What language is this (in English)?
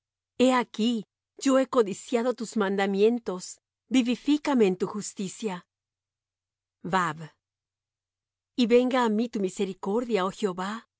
Spanish